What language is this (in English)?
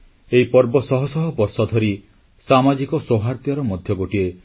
Odia